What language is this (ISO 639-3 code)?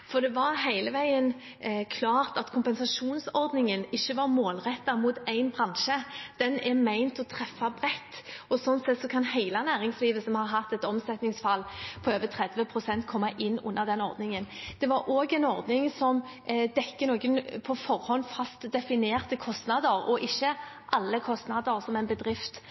nob